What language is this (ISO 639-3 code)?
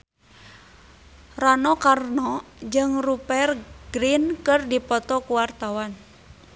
sun